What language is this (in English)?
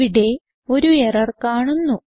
Malayalam